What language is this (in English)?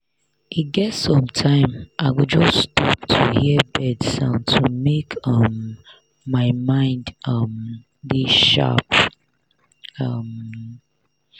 Nigerian Pidgin